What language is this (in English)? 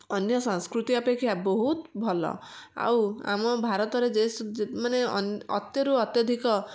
Odia